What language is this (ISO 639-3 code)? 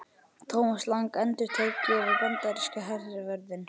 isl